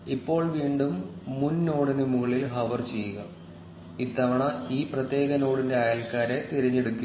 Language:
Malayalam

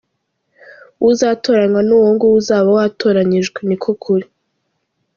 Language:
Kinyarwanda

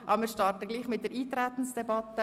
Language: Swiss German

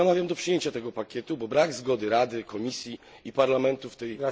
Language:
Polish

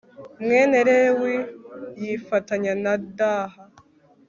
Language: Kinyarwanda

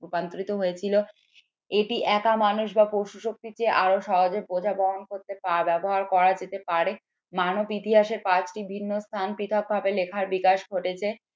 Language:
Bangla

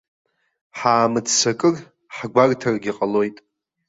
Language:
Abkhazian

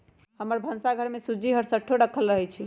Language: Magahi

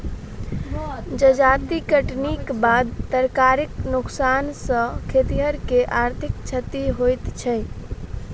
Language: Maithili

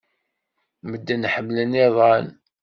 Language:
Kabyle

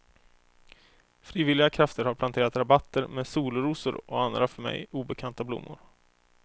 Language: Swedish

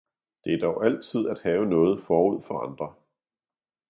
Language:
Danish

